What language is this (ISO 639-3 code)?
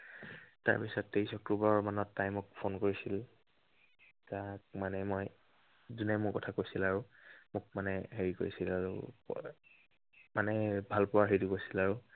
asm